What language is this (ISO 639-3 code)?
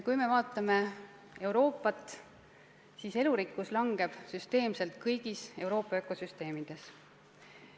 est